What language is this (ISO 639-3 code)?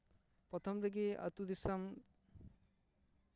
sat